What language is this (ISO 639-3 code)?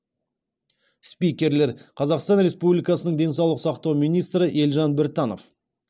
kaz